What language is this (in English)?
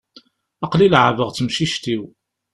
Kabyle